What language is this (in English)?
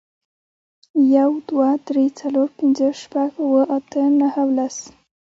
Pashto